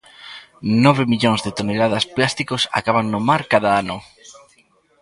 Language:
Galician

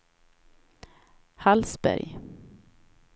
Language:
Swedish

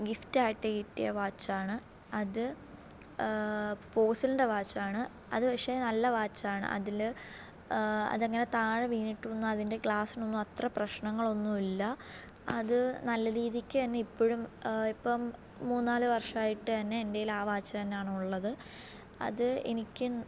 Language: Malayalam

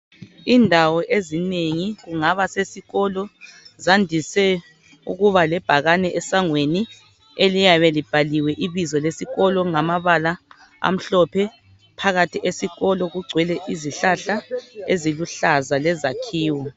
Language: North Ndebele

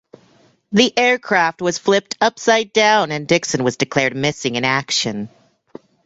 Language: English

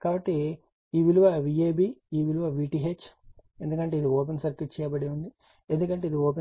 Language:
Telugu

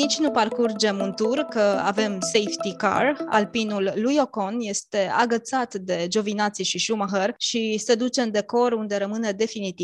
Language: Romanian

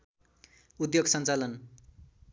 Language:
Nepali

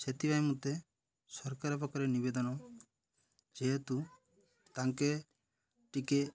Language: Odia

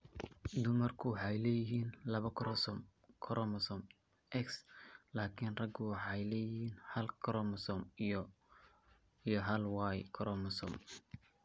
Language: Somali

